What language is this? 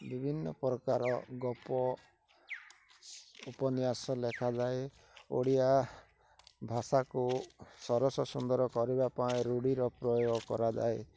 Odia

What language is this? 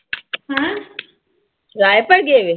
Punjabi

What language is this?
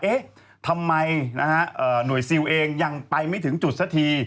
Thai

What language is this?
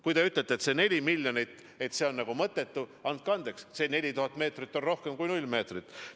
Estonian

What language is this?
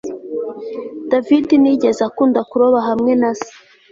Kinyarwanda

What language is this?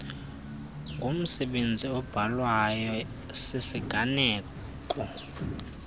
Xhosa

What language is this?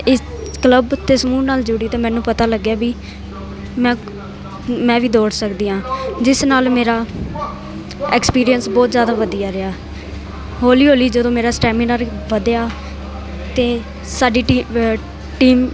Punjabi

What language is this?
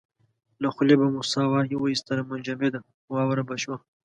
Pashto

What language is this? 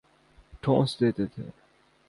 Urdu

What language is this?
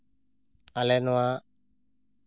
Santali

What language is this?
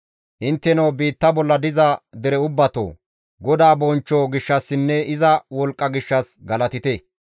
Gamo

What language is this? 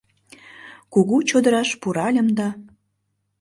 Mari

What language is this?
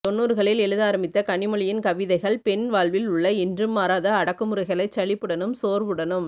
Tamil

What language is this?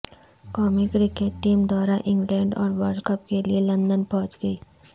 Urdu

